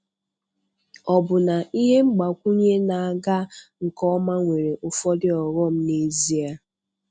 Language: Igbo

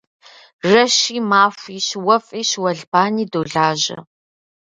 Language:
Kabardian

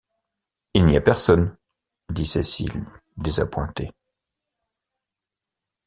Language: French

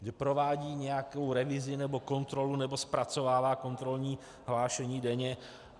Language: Czech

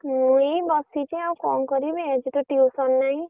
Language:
Odia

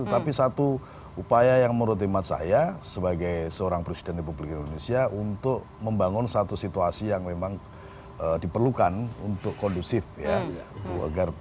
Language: Indonesian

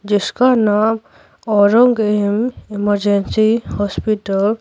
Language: Hindi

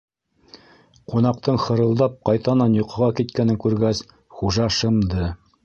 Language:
Bashkir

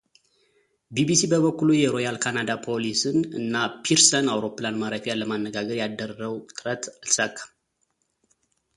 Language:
Amharic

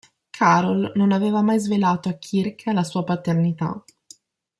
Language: Italian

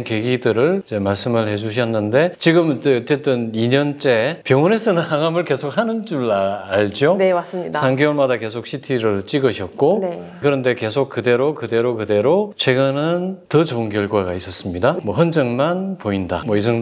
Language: Korean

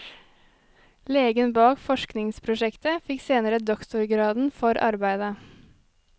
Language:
Norwegian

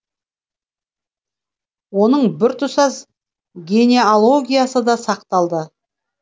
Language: Kazakh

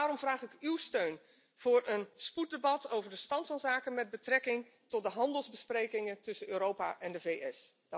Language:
Dutch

